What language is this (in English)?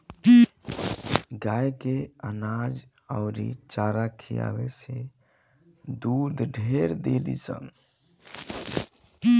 Bhojpuri